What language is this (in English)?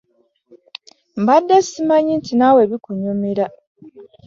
Ganda